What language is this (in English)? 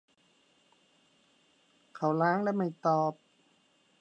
Thai